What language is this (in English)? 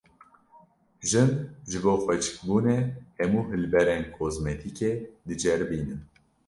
Kurdish